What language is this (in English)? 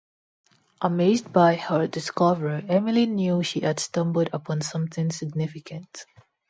English